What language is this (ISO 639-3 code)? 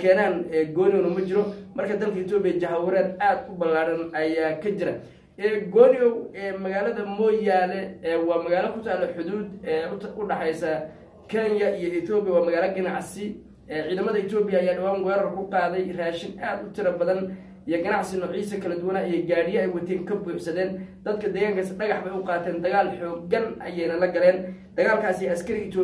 ara